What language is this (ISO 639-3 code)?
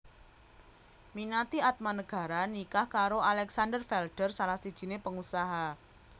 jav